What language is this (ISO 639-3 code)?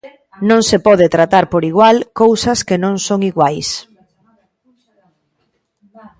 glg